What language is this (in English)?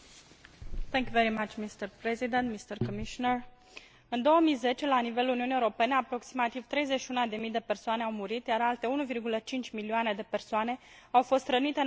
Romanian